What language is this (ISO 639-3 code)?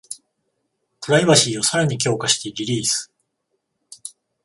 jpn